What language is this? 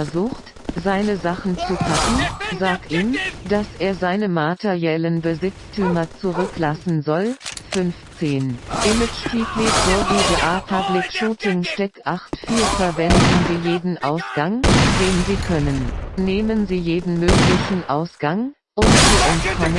German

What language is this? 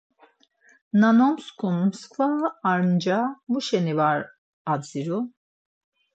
Laz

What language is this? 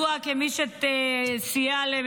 Hebrew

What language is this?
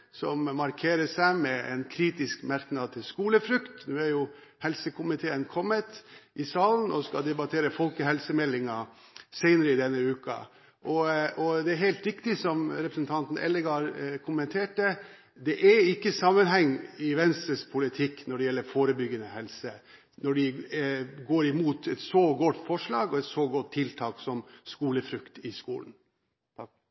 Norwegian Bokmål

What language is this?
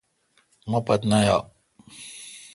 Kalkoti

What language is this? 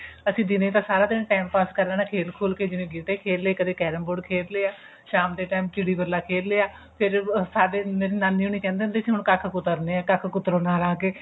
Punjabi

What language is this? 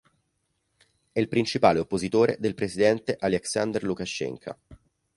Italian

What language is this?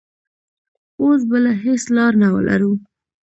Pashto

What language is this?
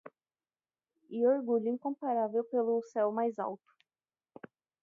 Portuguese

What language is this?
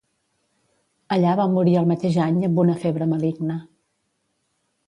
Catalan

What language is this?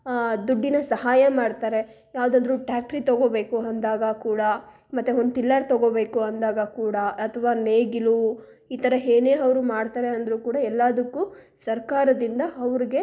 Kannada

